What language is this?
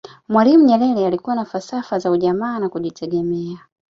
Swahili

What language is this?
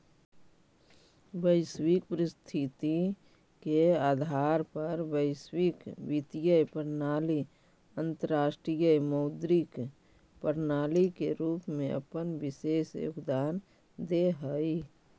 Magahi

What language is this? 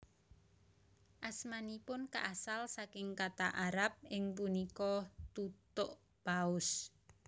Javanese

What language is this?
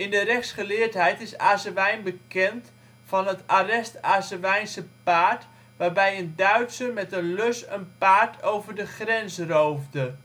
Dutch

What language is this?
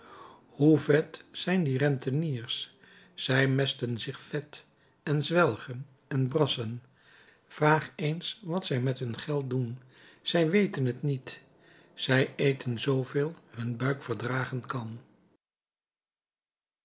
Dutch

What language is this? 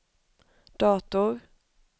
Swedish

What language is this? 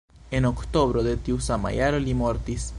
Esperanto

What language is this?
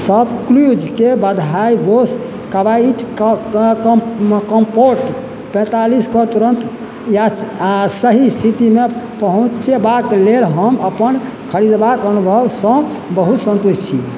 Maithili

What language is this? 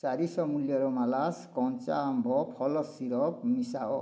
Odia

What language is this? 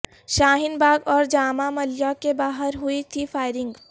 Urdu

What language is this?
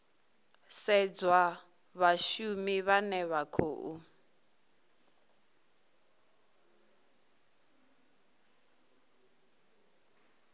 Venda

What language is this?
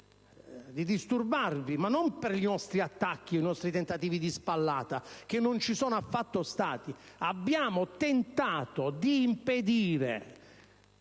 Italian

